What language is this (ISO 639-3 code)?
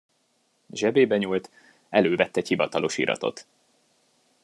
hun